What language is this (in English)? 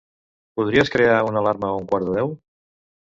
Catalan